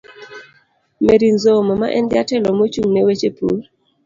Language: Luo (Kenya and Tanzania)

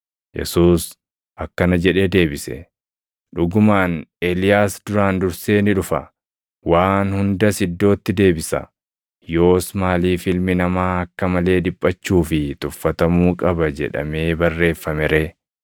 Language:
Oromo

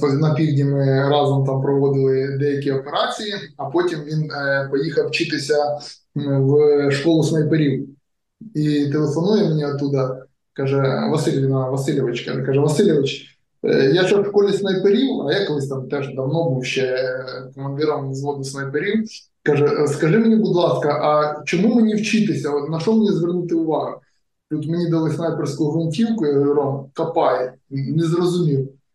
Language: Ukrainian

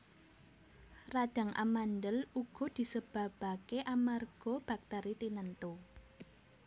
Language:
Javanese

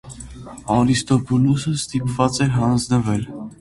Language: Armenian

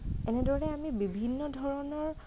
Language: Assamese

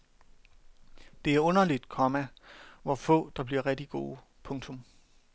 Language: Danish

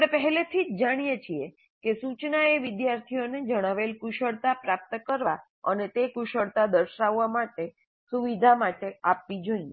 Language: Gujarati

